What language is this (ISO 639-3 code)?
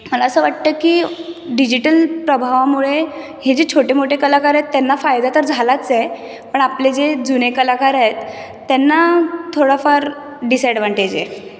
mar